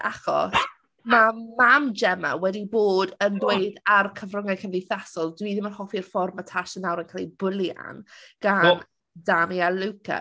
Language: Welsh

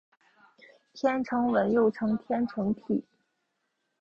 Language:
Chinese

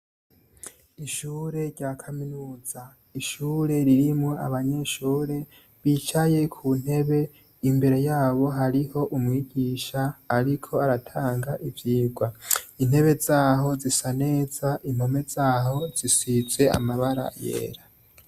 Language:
Rundi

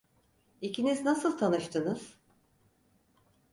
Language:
Turkish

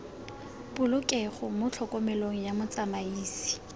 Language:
Tswana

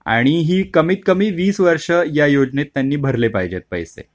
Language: Marathi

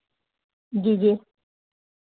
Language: Dogri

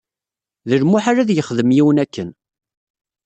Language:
Kabyle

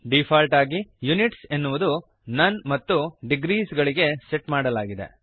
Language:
Kannada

